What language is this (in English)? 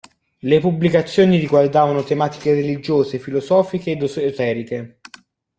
Italian